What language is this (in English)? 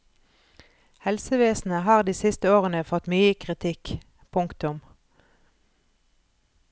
Norwegian